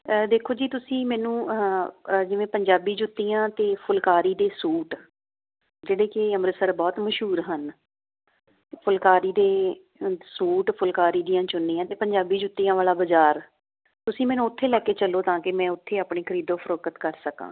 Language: Punjabi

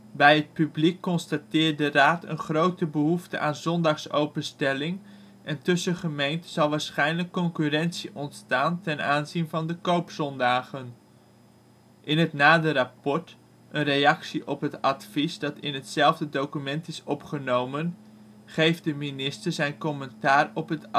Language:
Dutch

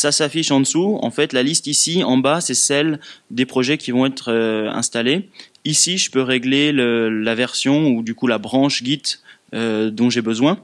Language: French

